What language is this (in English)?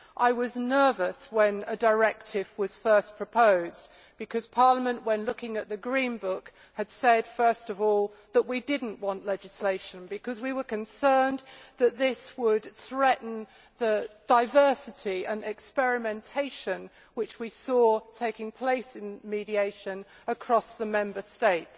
English